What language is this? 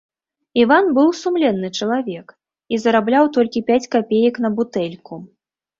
Belarusian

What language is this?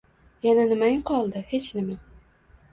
Uzbek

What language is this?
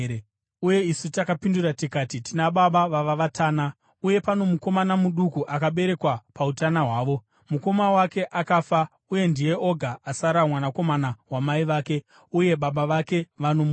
Shona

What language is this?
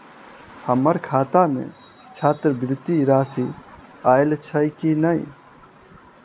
Maithili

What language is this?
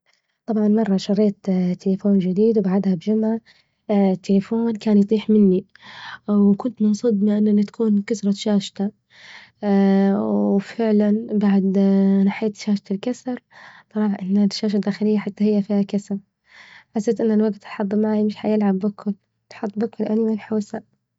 Libyan Arabic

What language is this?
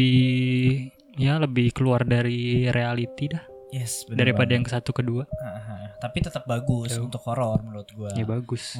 Indonesian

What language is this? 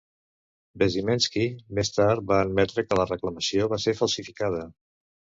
Catalan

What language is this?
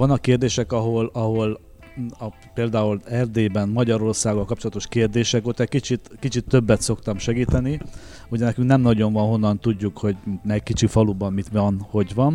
Hungarian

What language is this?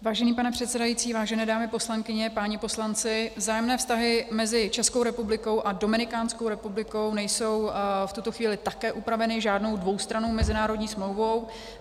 Czech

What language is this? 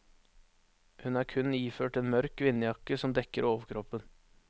Norwegian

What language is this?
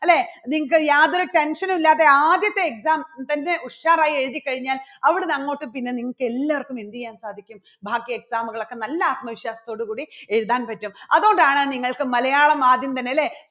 Malayalam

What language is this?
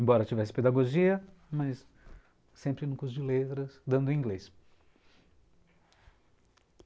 Portuguese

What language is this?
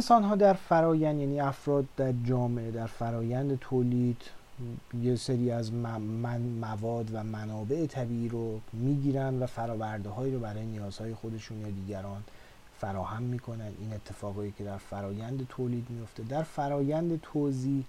Persian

